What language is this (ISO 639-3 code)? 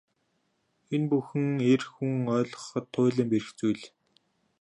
mon